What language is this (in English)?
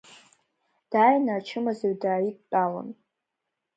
Abkhazian